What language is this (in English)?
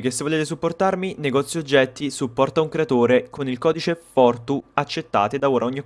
Italian